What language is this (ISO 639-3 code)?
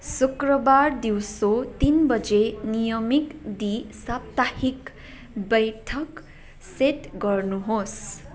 nep